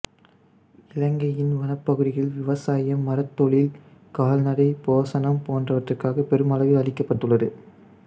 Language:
Tamil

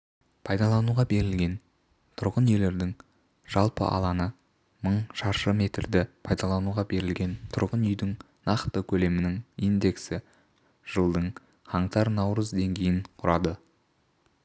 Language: Kazakh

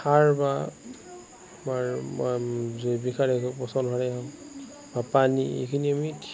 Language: Assamese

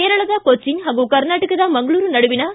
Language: Kannada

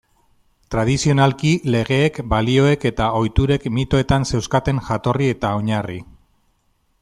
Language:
Basque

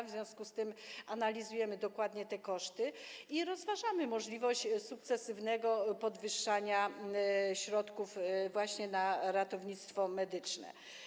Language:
Polish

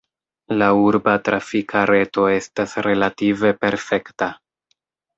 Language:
Esperanto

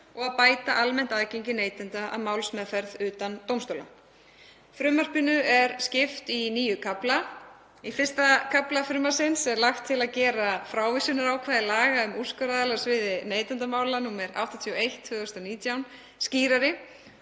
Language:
Icelandic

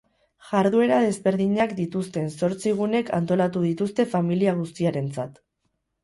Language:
Basque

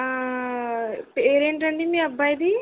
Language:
Telugu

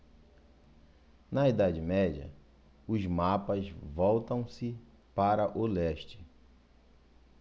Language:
Portuguese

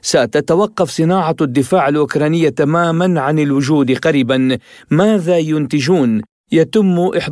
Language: Arabic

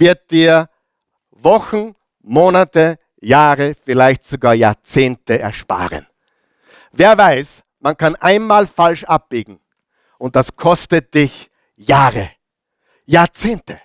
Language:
German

